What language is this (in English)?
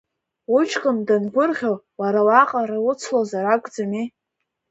Abkhazian